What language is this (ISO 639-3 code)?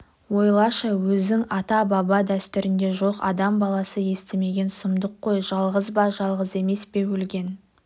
kaz